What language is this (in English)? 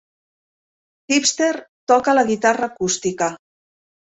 Catalan